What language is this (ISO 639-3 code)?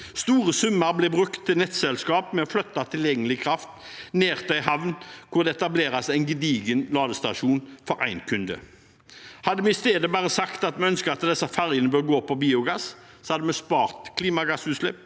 nor